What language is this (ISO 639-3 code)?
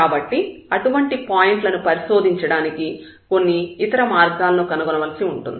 tel